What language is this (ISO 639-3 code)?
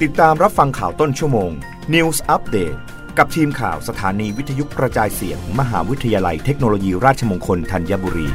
tha